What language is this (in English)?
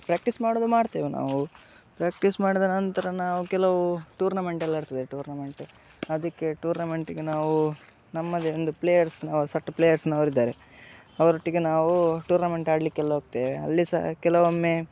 Kannada